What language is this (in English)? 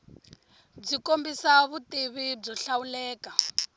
Tsonga